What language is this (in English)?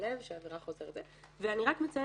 Hebrew